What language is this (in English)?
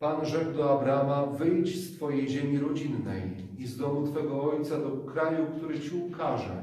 Polish